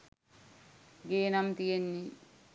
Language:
Sinhala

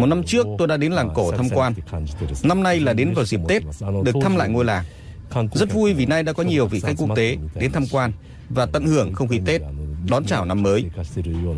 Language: Vietnamese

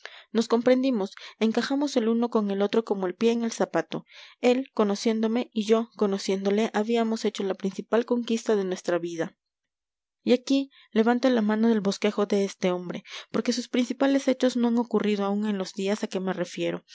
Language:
Spanish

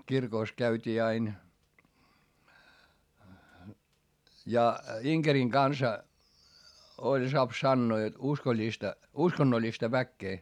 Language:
Finnish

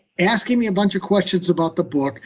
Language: English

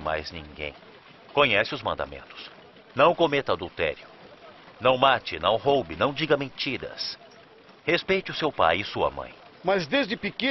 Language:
Portuguese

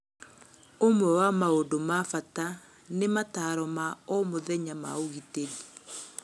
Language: Kikuyu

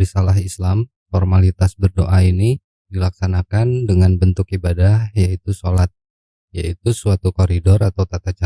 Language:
Indonesian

